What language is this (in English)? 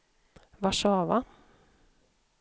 Swedish